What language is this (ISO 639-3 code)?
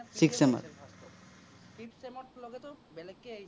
asm